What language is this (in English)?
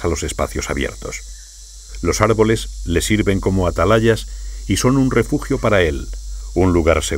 Spanish